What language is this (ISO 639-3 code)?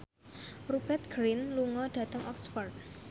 jav